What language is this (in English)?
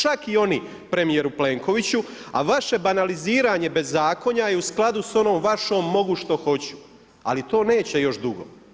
Croatian